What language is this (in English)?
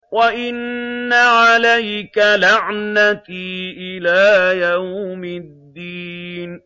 Arabic